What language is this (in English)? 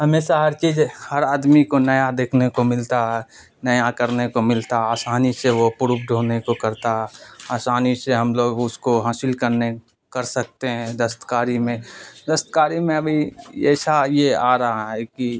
Urdu